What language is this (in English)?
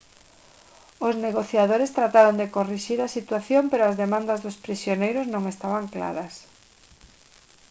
Galician